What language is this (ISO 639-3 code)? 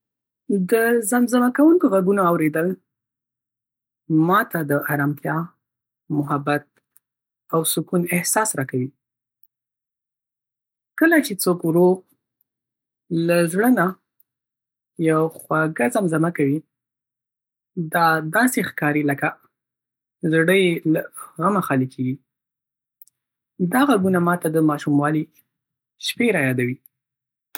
pus